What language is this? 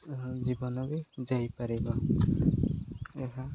Odia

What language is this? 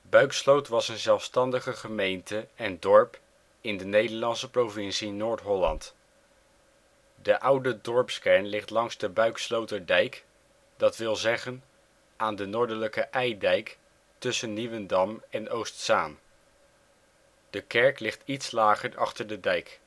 Dutch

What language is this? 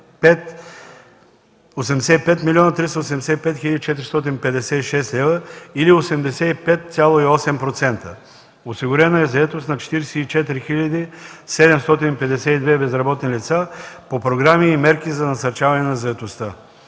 Bulgarian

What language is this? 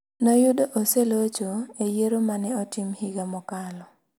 Luo (Kenya and Tanzania)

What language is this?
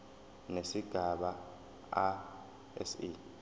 Zulu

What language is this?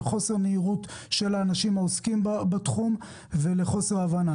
Hebrew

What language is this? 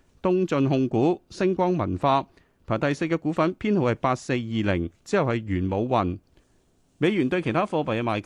Chinese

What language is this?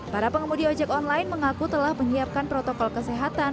Indonesian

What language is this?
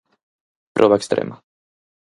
Galician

